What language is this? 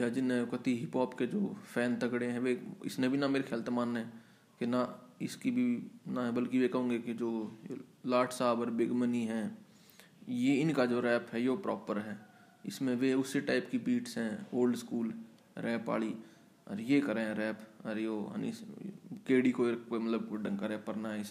Hindi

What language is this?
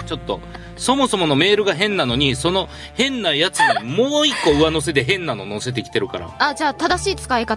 Japanese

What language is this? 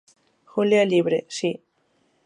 Galician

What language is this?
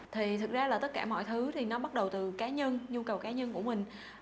Vietnamese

